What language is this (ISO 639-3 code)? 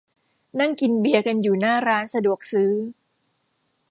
tha